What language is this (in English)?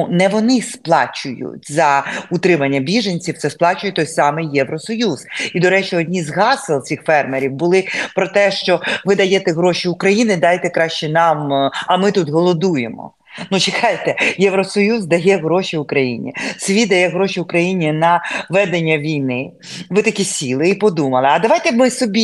Ukrainian